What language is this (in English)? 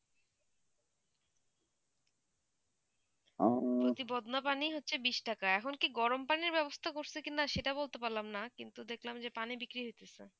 Bangla